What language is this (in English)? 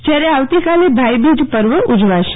Gujarati